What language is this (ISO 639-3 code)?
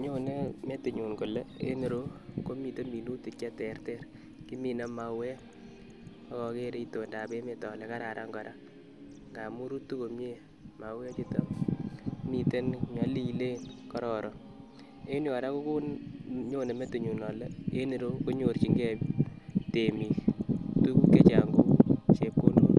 kln